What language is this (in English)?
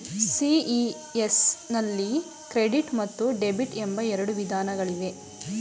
Kannada